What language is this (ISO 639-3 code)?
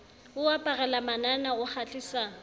sot